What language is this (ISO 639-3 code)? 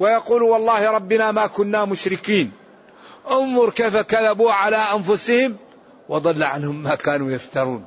ara